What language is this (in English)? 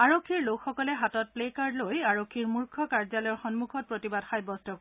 Assamese